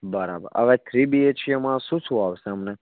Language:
Gujarati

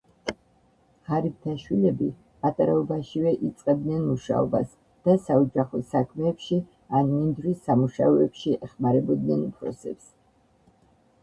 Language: Georgian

